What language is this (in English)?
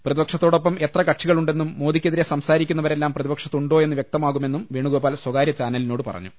Malayalam